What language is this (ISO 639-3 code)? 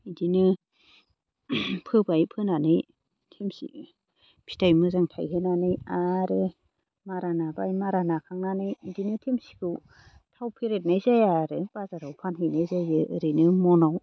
brx